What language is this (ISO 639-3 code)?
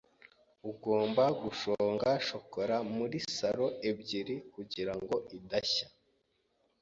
kin